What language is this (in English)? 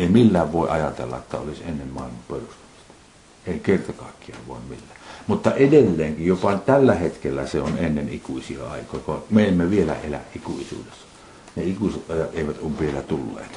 Finnish